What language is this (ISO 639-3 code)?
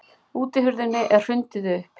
isl